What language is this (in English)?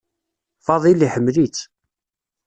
Kabyle